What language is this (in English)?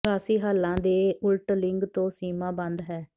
Punjabi